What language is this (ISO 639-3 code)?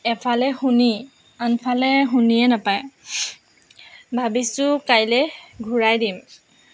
asm